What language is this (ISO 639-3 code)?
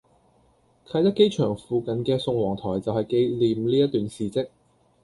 yue